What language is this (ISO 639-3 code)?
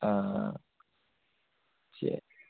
tam